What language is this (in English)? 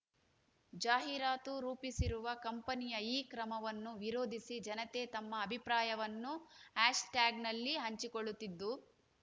Kannada